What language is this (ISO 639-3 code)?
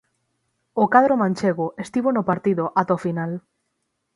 glg